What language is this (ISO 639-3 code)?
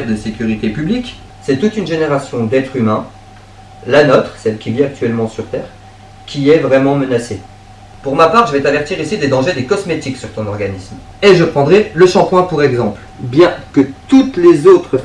fra